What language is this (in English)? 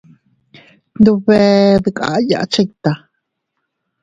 Teutila Cuicatec